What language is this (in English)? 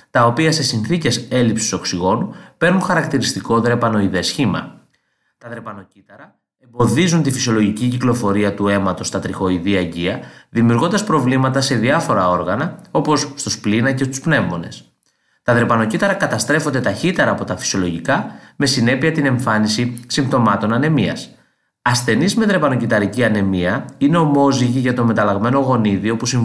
Greek